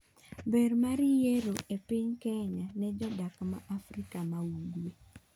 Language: Luo (Kenya and Tanzania)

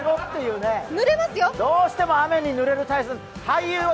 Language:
Japanese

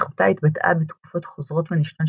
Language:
Hebrew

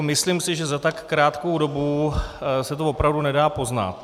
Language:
Czech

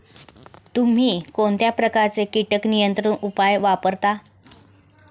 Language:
Marathi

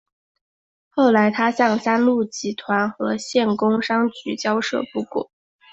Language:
Chinese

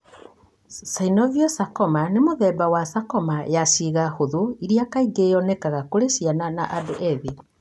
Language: Kikuyu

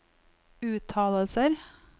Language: Norwegian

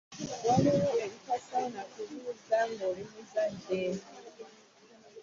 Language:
Ganda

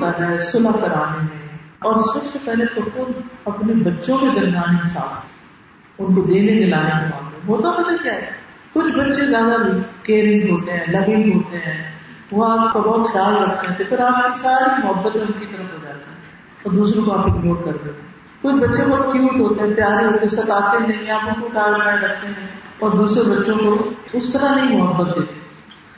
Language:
Urdu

